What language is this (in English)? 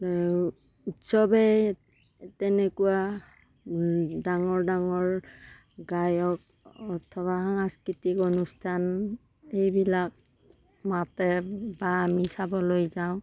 Assamese